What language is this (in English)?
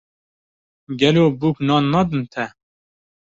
Kurdish